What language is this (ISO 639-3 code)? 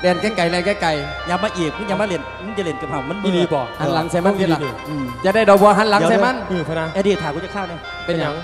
tha